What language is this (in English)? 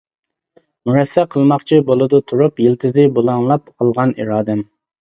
Uyghur